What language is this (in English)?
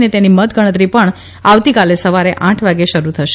Gujarati